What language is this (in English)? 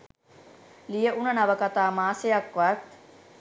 Sinhala